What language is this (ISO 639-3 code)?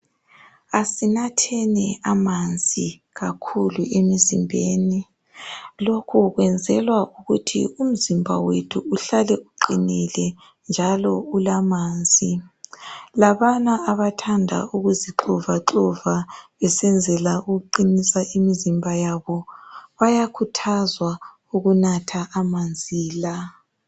nde